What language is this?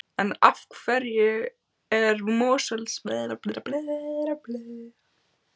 Icelandic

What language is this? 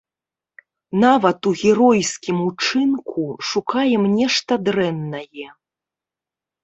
Belarusian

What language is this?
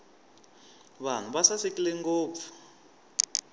Tsonga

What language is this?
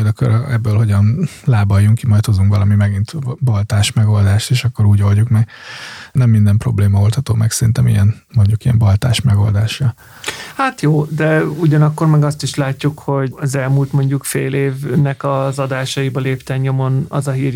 Hungarian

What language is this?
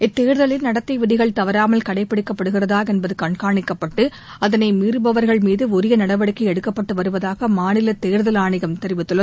Tamil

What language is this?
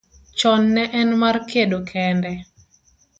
Luo (Kenya and Tanzania)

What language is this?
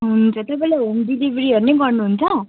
Nepali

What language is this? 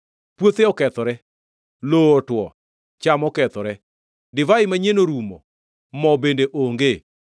Luo (Kenya and Tanzania)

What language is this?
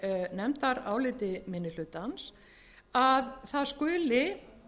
Icelandic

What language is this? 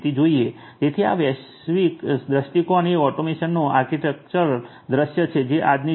Gujarati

